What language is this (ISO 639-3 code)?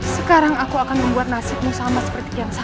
ind